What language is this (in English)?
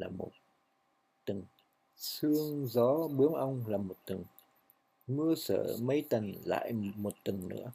Vietnamese